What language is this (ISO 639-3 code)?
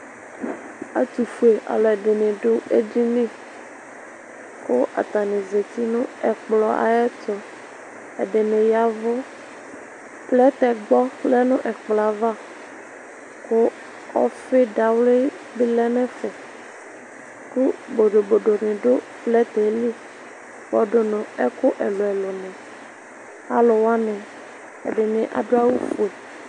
kpo